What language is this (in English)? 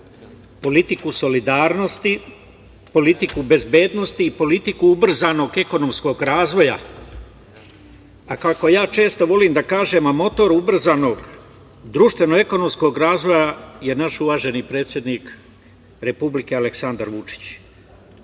Serbian